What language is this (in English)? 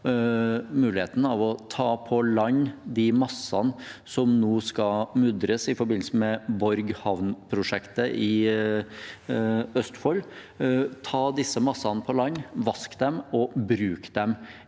Norwegian